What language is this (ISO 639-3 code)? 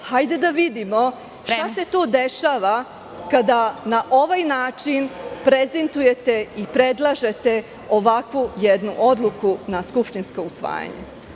srp